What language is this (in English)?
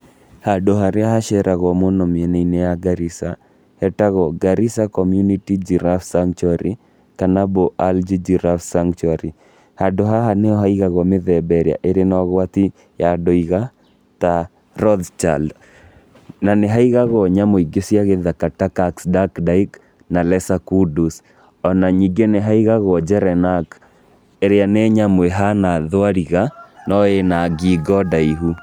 Kikuyu